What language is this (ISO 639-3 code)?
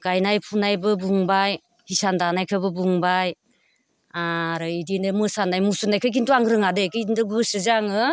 brx